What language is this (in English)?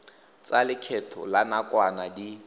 Tswana